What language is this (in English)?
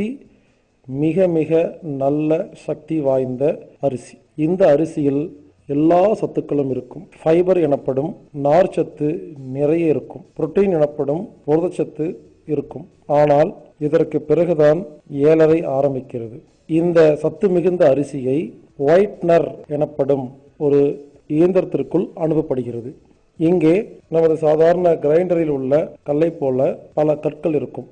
Turkish